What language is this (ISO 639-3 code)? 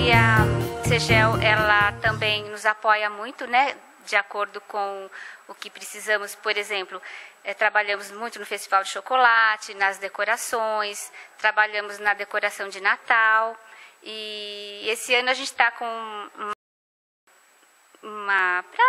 por